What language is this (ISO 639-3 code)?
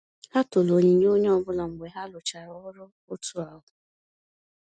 ibo